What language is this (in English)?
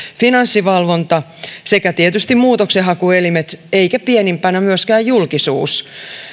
Finnish